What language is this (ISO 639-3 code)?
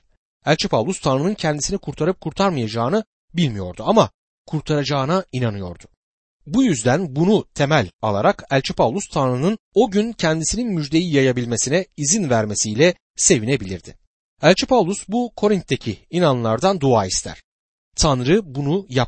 tur